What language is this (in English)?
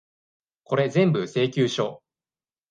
Japanese